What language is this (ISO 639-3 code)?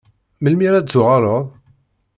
kab